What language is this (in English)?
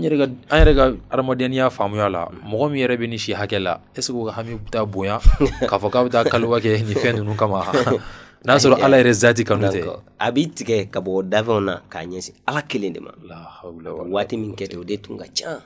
Arabic